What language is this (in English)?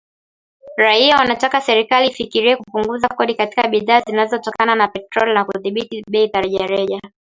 Swahili